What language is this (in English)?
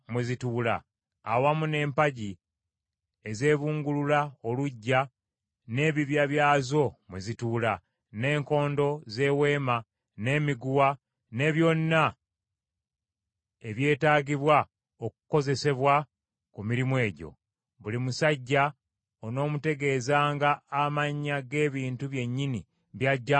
Ganda